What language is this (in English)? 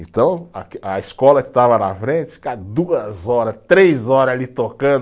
Portuguese